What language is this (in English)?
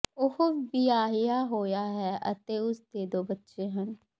Punjabi